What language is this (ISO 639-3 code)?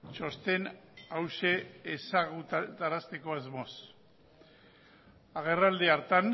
eus